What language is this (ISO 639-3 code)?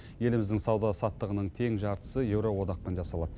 kaz